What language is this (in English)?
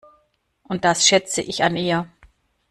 German